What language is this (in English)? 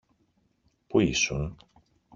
Greek